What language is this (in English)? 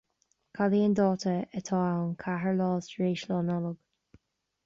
Irish